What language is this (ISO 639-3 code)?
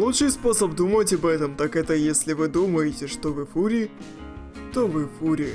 rus